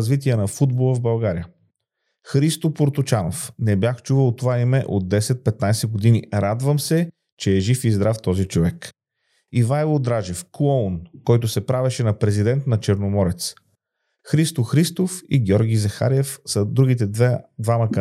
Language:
Bulgarian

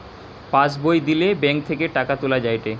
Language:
Bangla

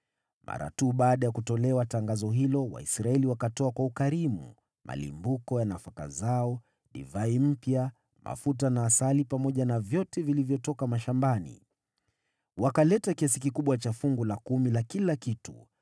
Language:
Swahili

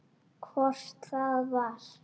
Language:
Icelandic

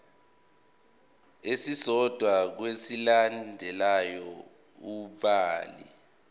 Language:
Zulu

